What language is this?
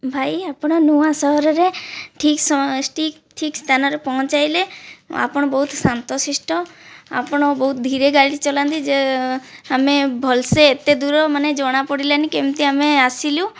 Odia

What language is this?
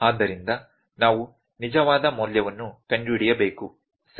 Kannada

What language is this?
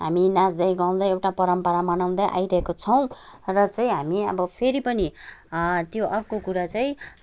Nepali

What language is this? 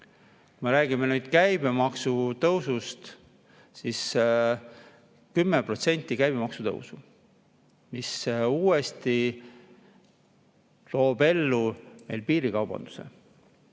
Estonian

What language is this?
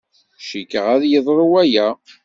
Kabyle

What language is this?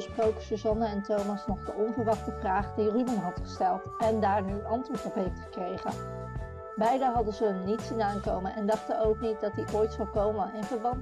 Dutch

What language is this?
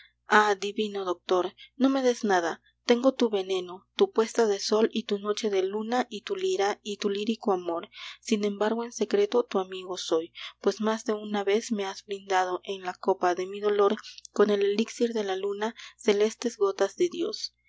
Spanish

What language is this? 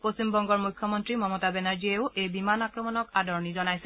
Assamese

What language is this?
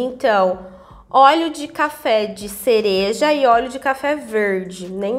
Portuguese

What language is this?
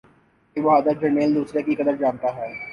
Urdu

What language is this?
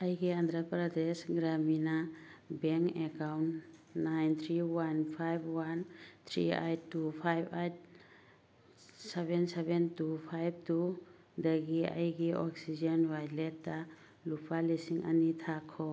Manipuri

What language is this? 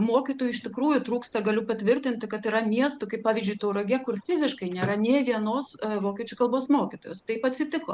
Lithuanian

